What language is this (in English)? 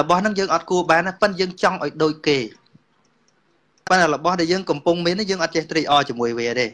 Vietnamese